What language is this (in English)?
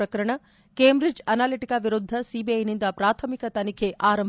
Kannada